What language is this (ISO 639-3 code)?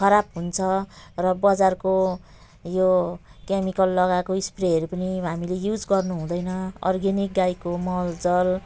nep